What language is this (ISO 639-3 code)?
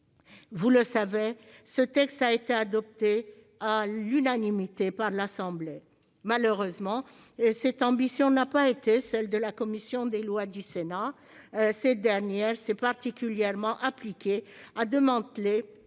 fra